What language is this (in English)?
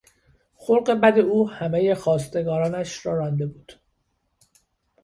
Persian